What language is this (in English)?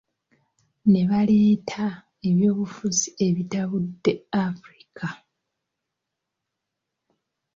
Ganda